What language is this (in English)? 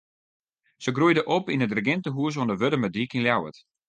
Western Frisian